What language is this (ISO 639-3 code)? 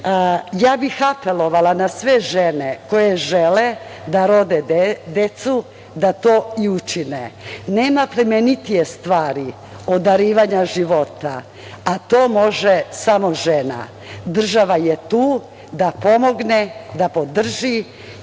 srp